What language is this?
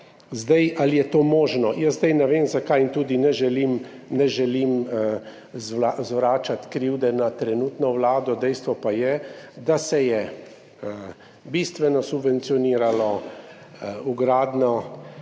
Slovenian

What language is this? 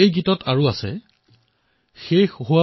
Assamese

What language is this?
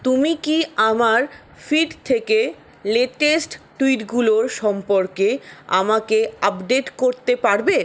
Bangla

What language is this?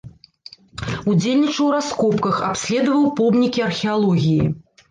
Belarusian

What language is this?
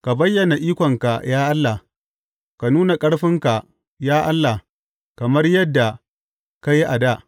Hausa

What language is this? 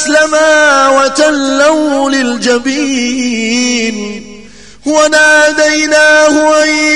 Arabic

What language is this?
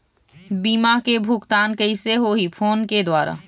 Chhattisgarhi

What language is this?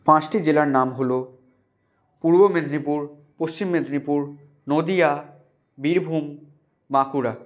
Bangla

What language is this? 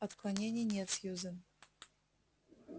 Russian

